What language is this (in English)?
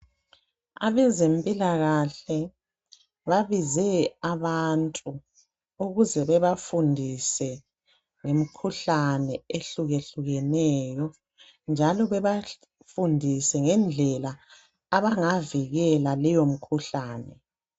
North Ndebele